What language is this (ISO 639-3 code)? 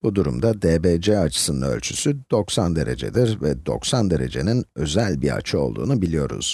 tur